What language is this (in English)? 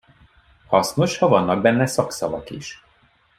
Hungarian